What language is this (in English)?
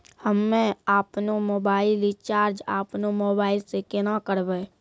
Maithili